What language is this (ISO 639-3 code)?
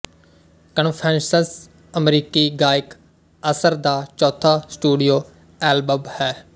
pan